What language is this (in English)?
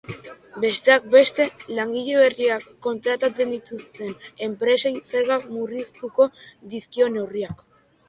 Basque